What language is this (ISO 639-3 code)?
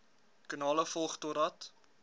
afr